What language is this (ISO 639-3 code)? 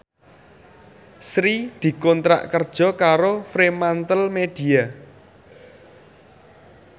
jav